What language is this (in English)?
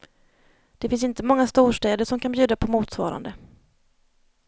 Swedish